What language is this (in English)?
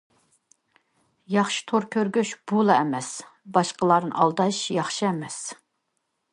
Uyghur